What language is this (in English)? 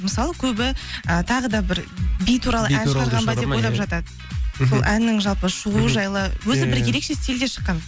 Kazakh